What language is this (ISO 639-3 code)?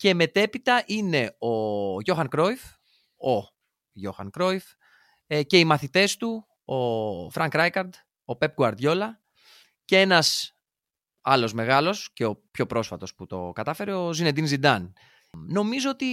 ell